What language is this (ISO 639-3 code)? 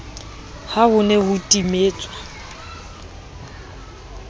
sot